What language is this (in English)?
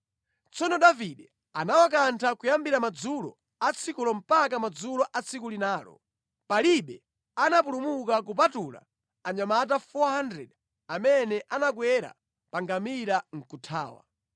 Nyanja